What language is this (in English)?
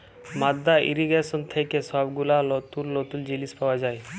Bangla